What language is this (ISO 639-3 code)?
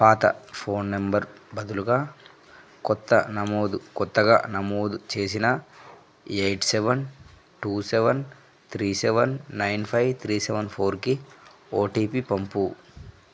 tel